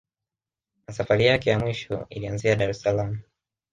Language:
Swahili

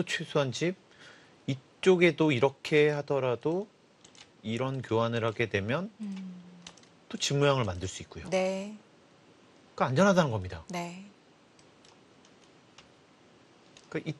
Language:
Korean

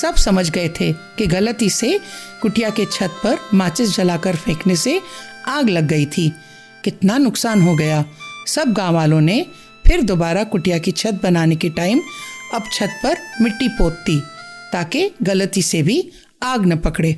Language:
Hindi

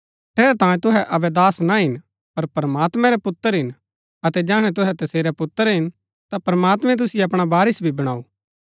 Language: Gaddi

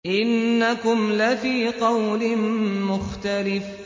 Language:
Arabic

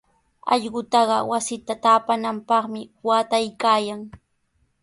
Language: Sihuas Ancash Quechua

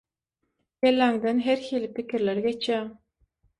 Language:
Turkmen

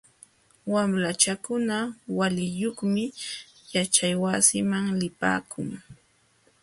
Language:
Jauja Wanca Quechua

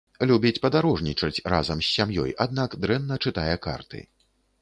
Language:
Belarusian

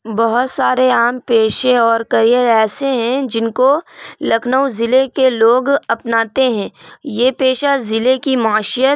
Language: Urdu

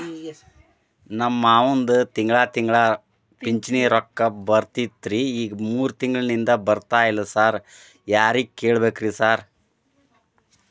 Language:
Kannada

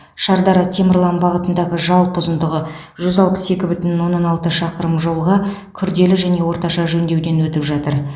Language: Kazakh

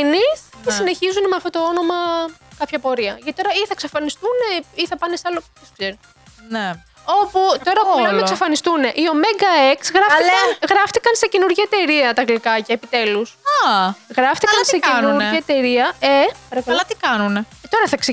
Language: Greek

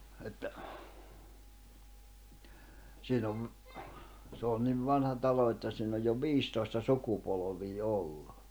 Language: Finnish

